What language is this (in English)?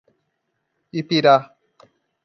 Portuguese